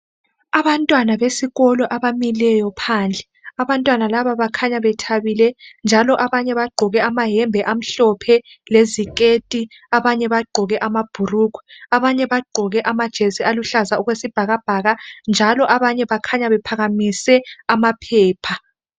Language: North Ndebele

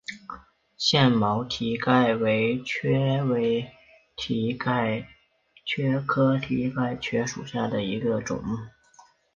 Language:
Chinese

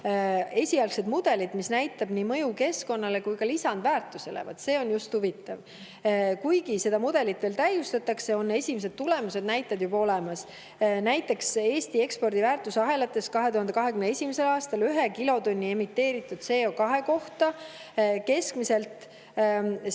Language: Estonian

